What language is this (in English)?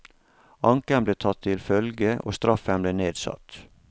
Norwegian